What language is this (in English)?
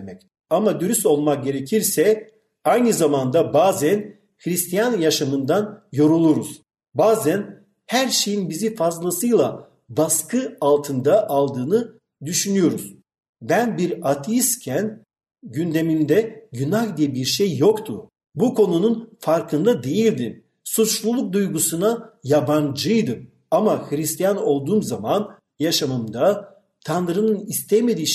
Turkish